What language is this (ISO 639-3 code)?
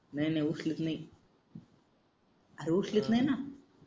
mar